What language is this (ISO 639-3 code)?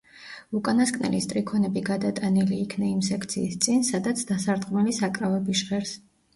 kat